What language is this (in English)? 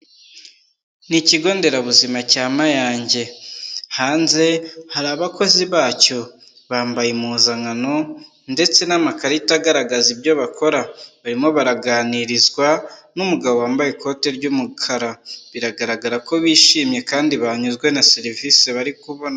Kinyarwanda